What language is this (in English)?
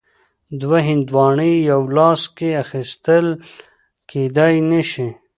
Pashto